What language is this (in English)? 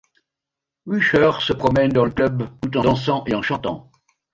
French